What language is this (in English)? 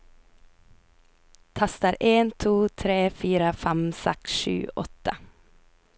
Norwegian